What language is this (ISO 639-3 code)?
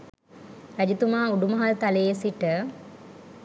sin